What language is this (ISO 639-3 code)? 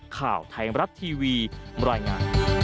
tha